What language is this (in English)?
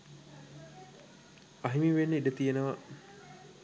Sinhala